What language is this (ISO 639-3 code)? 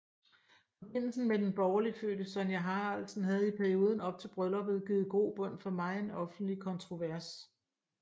dan